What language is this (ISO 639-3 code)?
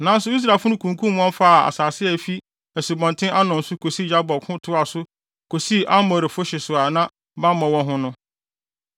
aka